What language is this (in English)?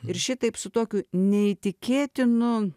Lithuanian